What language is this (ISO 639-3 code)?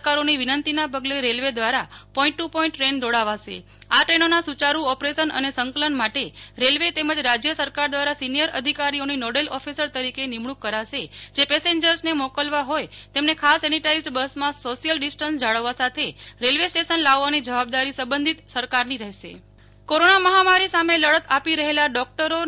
guj